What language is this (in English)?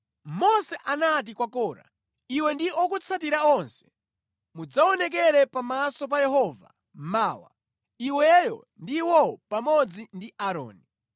Nyanja